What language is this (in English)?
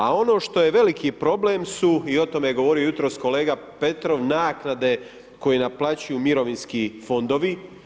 Croatian